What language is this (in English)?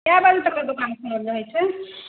Maithili